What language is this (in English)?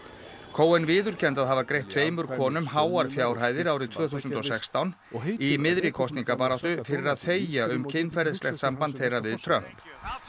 Icelandic